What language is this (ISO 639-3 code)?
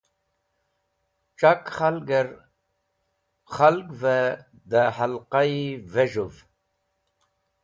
wbl